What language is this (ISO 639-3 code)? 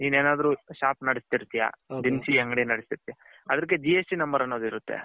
kan